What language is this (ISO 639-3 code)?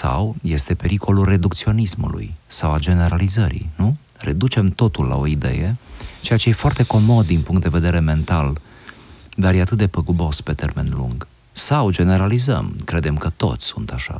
ron